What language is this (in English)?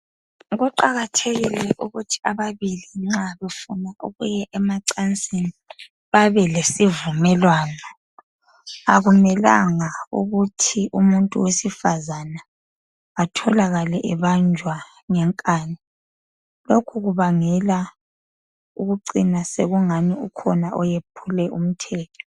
North Ndebele